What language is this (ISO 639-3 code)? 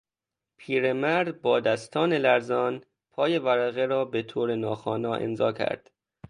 fas